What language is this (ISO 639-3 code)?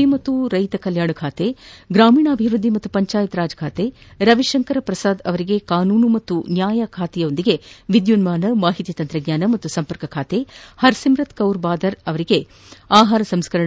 kan